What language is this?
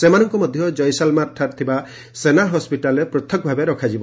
Odia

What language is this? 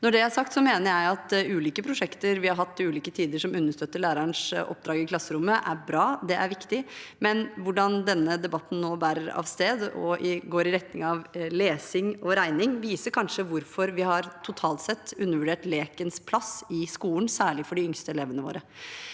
Norwegian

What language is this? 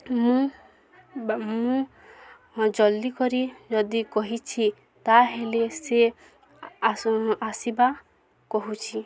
Odia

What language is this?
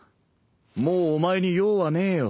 Japanese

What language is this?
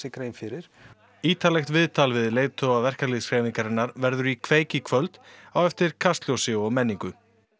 Icelandic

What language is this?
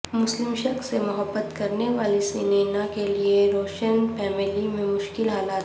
Urdu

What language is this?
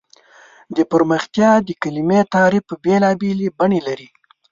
Pashto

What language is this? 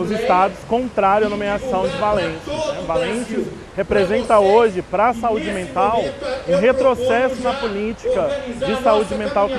Portuguese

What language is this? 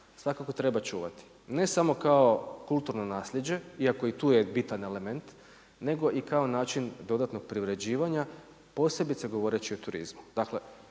Croatian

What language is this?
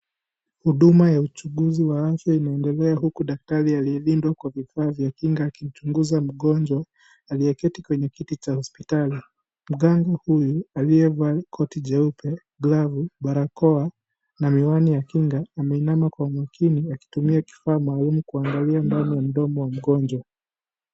Swahili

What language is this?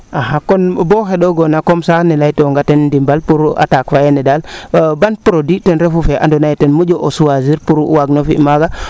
Serer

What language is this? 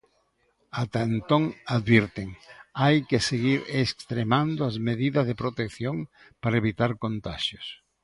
Galician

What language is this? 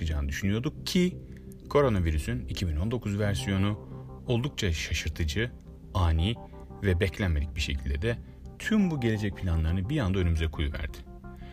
Turkish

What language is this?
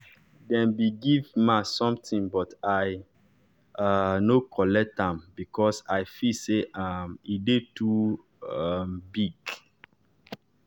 Nigerian Pidgin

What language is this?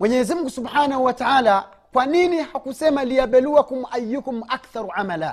Swahili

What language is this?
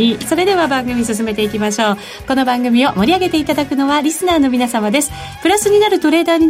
Japanese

